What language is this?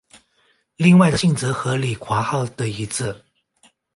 Chinese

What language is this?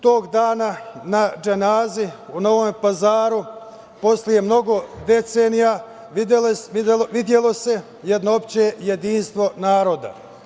Serbian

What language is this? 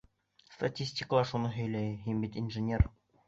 Bashkir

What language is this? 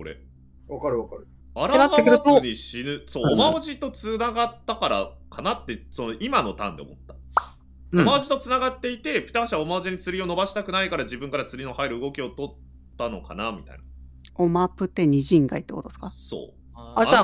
Japanese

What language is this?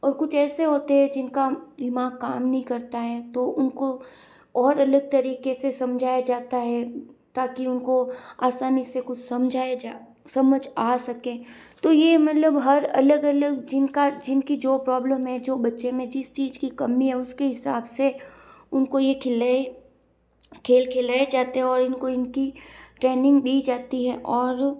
Hindi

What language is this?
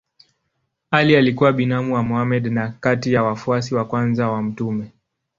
Swahili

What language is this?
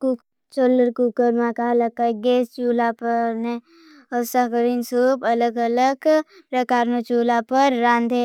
Bhili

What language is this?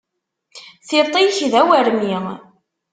Kabyle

